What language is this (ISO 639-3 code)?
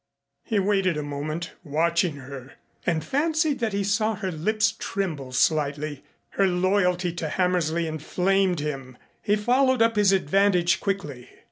eng